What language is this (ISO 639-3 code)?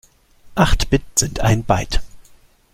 deu